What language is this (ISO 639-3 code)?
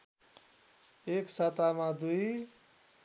nep